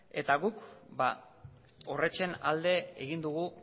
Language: Basque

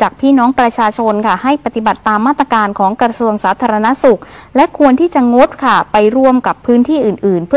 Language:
Thai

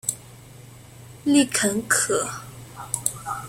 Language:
Chinese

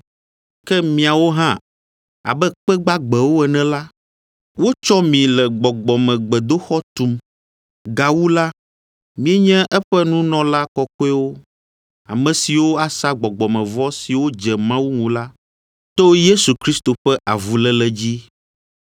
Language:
Ewe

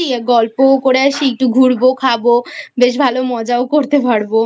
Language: Bangla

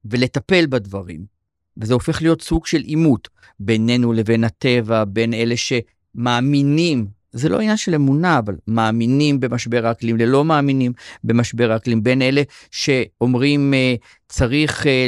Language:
Hebrew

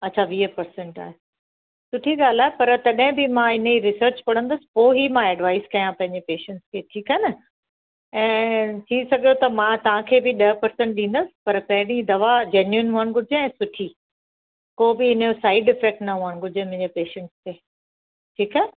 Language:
Sindhi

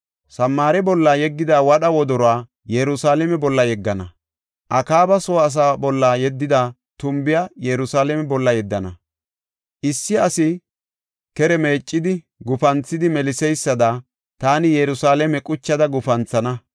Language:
Gofa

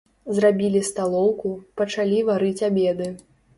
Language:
Belarusian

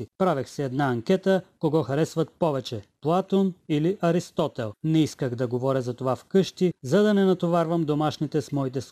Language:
Bulgarian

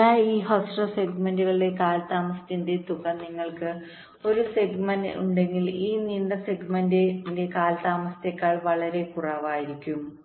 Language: Malayalam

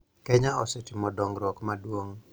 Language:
Luo (Kenya and Tanzania)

